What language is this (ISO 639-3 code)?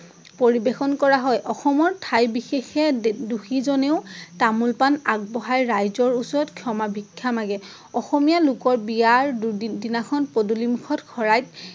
asm